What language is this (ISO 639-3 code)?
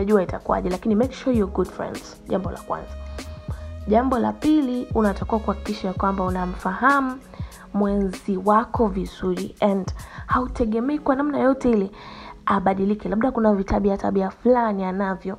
swa